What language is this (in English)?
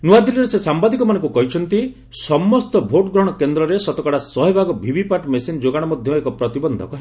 Odia